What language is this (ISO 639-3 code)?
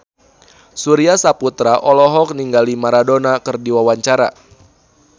sun